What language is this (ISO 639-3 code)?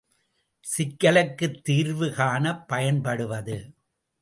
tam